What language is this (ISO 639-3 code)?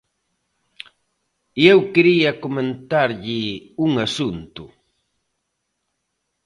glg